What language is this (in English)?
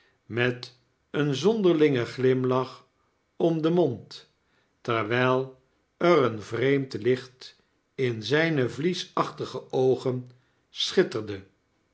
Dutch